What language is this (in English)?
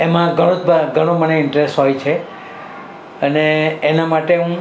Gujarati